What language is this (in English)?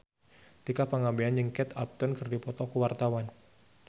Sundanese